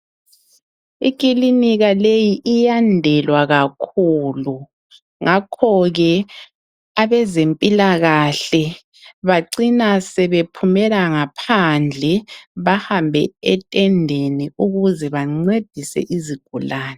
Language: North Ndebele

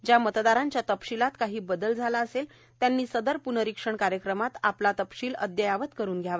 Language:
Marathi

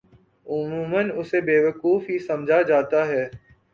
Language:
Urdu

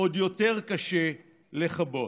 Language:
Hebrew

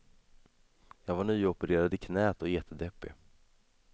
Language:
Swedish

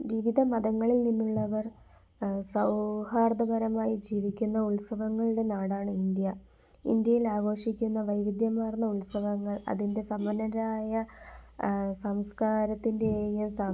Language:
Malayalam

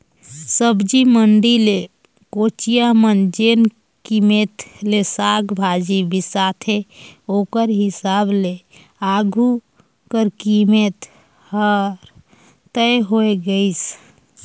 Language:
Chhattisgarhi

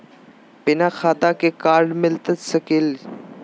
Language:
Magahi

